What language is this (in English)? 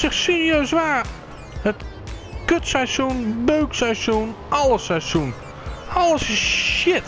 Dutch